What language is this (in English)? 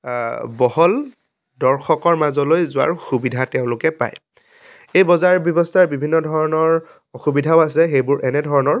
Assamese